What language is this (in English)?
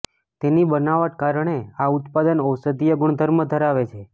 Gujarati